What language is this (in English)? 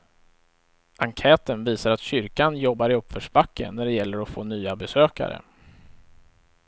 Swedish